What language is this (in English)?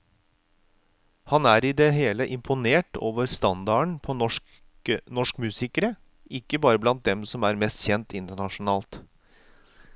Norwegian